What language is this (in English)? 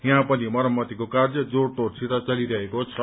Nepali